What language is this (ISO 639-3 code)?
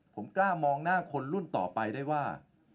tha